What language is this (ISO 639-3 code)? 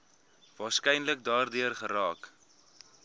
afr